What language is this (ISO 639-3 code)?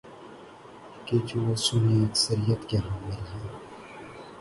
urd